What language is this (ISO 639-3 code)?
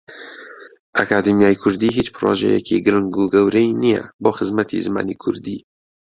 ckb